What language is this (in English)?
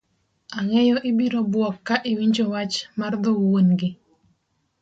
Luo (Kenya and Tanzania)